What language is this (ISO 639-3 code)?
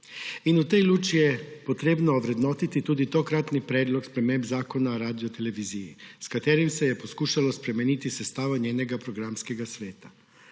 slv